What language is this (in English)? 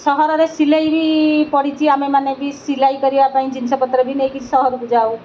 Odia